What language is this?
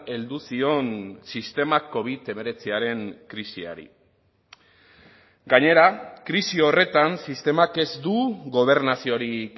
Basque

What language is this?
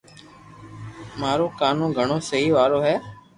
Loarki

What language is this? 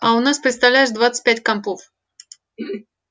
Russian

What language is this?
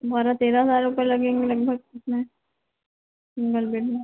Hindi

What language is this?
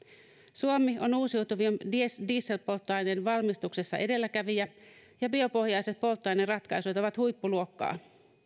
Finnish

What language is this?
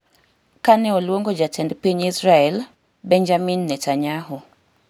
Luo (Kenya and Tanzania)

